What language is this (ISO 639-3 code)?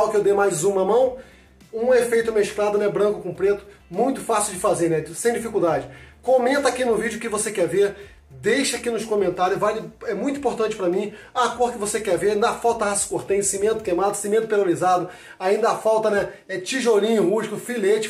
por